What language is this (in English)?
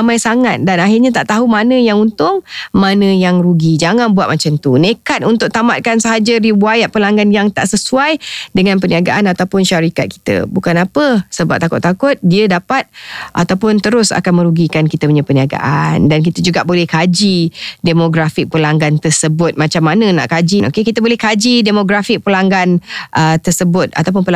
Malay